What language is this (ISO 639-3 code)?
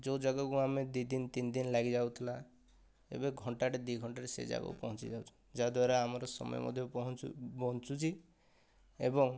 ori